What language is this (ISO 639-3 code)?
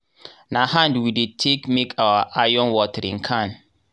pcm